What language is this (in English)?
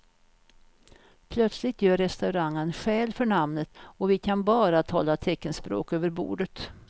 Swedish